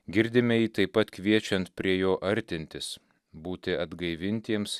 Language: Lithuanian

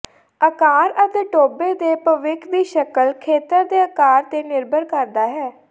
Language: Punjabi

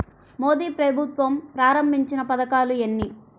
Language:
Telugu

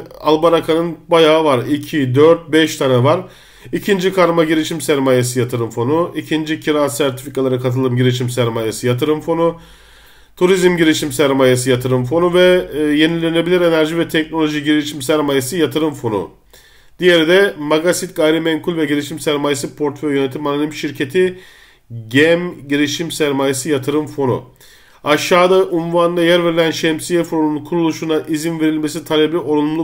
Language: Turkish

